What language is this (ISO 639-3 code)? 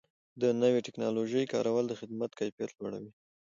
pus